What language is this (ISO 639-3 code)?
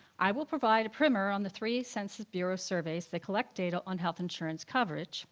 eng